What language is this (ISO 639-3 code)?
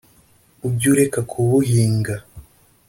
kin